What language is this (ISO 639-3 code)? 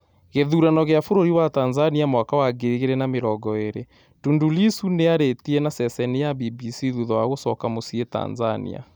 kik